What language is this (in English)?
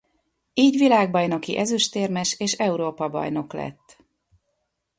Hungarian